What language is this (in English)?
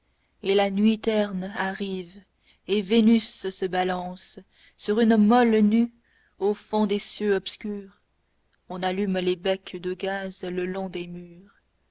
French